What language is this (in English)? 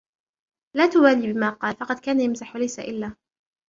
Arabic